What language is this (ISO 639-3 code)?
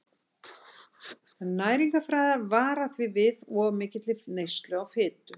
isl